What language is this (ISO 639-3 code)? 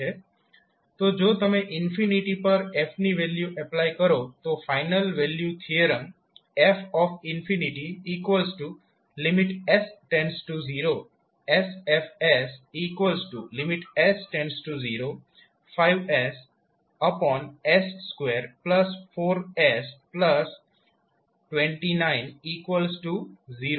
guj